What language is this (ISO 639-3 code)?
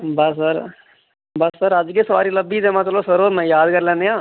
doi